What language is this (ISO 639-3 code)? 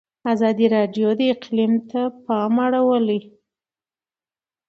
pus